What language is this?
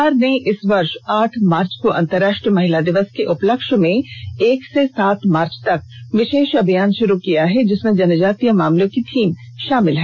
Hindi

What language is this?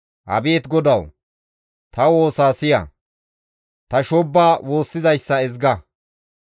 Gamo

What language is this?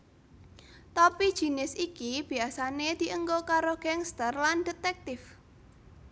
Javanese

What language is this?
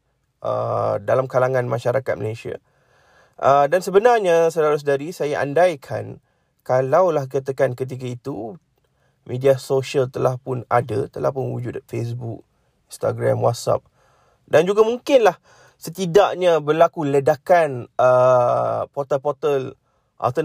Malay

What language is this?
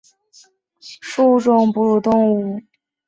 Chinese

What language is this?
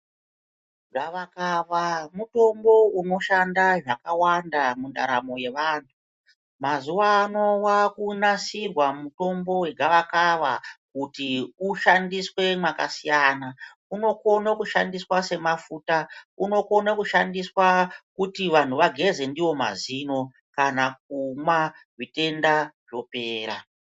Ndau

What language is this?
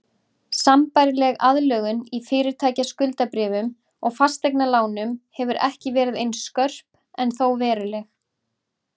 Icelandic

